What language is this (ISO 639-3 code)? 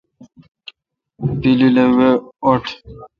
xka